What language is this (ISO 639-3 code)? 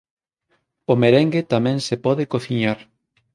glg